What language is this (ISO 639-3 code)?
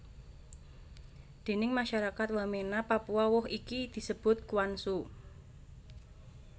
jav